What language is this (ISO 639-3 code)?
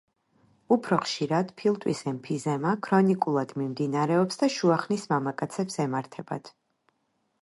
kat